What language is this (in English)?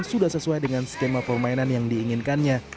Indonesian